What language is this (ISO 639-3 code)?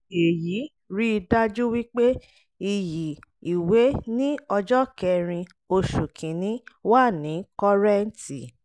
yor